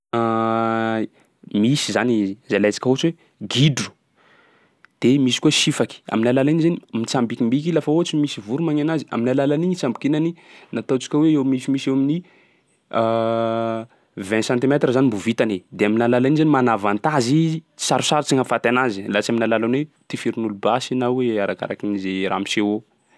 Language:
Sakalava Malagasy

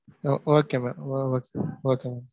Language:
Tamil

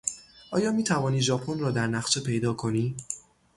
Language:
Persian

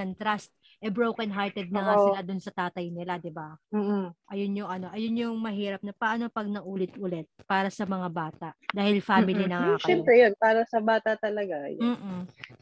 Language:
Filipino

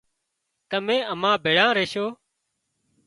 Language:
Wadiyara Koli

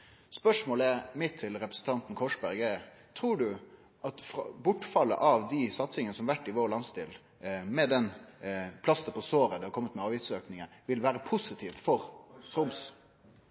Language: Norwegian Nynorsk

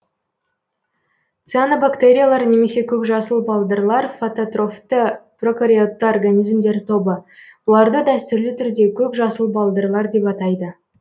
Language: Kazakh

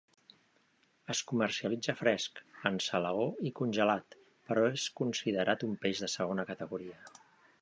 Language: Catalan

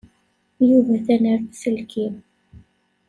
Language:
Kabyle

